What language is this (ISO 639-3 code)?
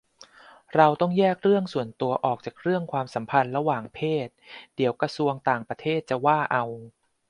tha